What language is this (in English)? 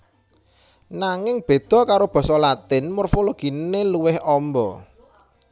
Javanese